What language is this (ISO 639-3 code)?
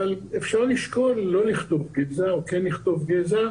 heb